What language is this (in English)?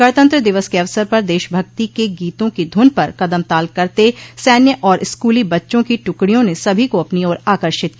Hindi